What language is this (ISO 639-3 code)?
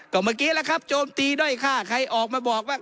tha